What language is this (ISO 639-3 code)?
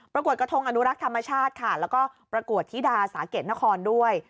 tha